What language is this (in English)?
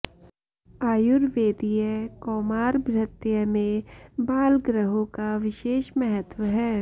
Sanskrit